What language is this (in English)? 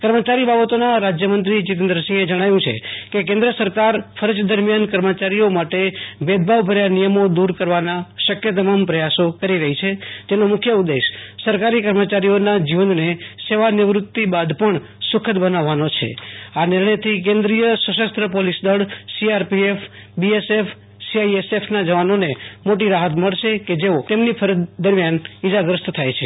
Gujarati